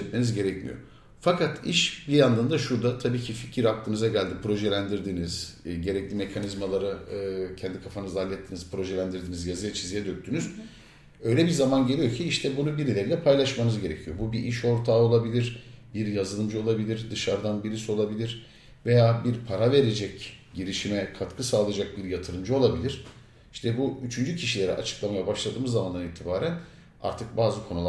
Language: Turkish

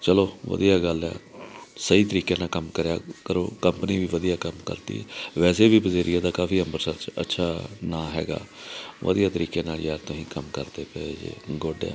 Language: Punjabi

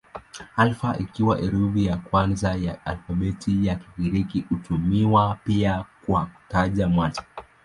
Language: Swahili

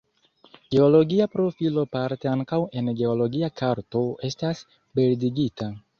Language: Esperanto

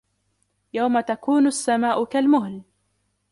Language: Arabic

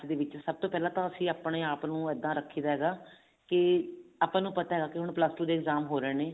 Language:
Punjabi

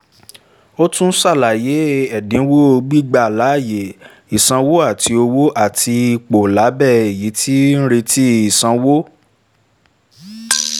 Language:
Yoruba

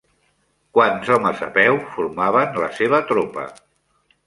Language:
Catalan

